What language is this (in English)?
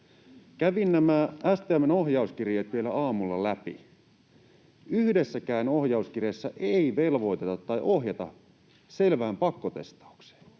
Finnish